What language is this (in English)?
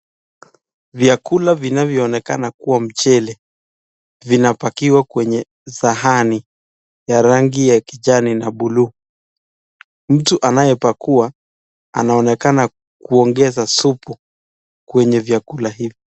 Swahili